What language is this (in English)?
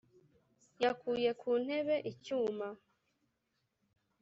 Kinyarwanda